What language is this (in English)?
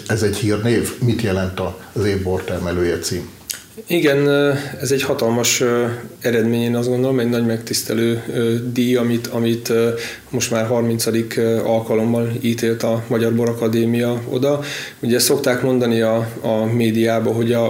Hungarian